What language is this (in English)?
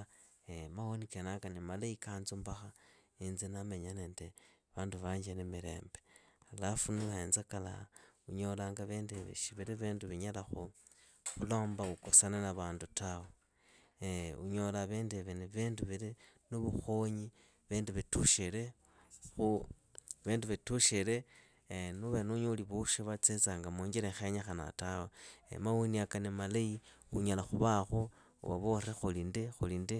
Idakho-Isukha-Tiriki